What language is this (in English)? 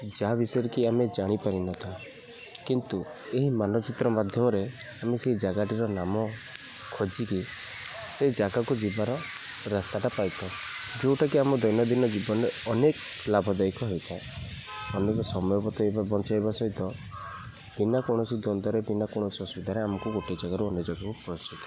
Odia